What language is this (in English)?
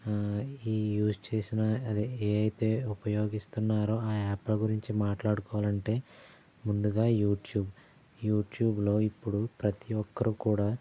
Telugu